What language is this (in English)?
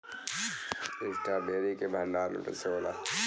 Bhojpuri